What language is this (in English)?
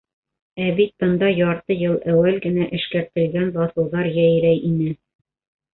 Bashkir